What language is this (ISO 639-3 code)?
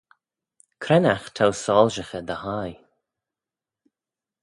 glv